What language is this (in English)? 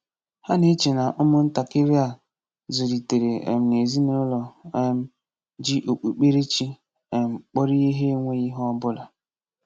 Igbo